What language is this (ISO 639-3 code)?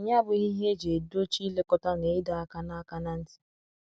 ibo